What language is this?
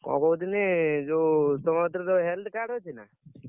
Odia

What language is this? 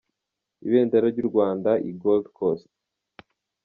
Kinyarwanda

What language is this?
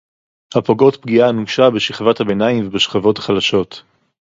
Hebrew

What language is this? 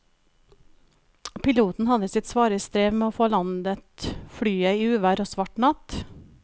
Norwegian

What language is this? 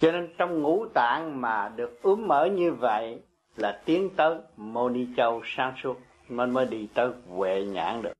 Vietnamese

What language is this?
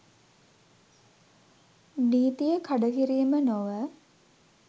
Sinhala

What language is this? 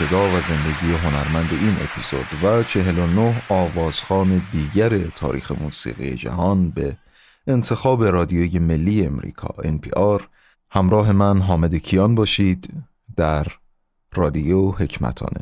Persian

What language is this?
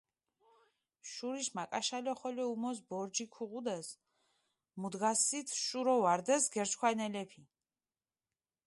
Mingrelian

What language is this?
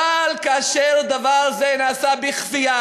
Hebrew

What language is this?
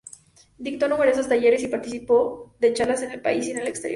Spanish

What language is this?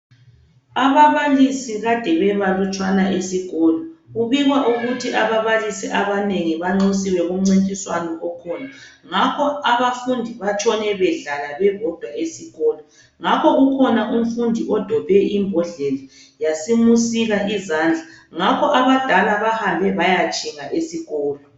North Ndebele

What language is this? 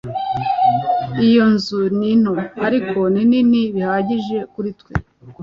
Kinyarwanda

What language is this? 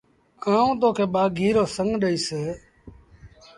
Sindhi Bhil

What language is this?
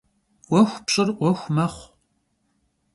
Kabardian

